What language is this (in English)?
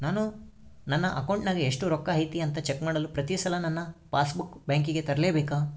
Kannada